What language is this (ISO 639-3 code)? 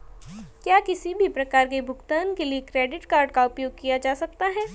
hin